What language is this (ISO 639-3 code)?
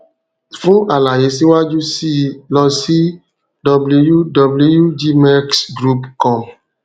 yor